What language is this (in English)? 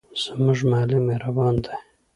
Pashto